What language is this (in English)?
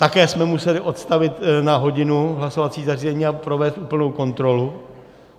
Czech